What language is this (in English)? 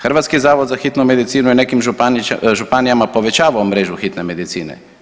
Croatian